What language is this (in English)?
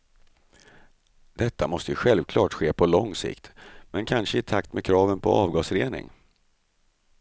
Swedish